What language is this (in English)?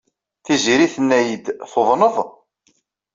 Kabyle